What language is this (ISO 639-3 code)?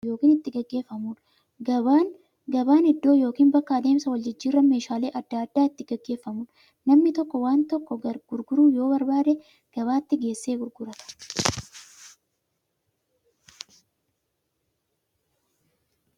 orm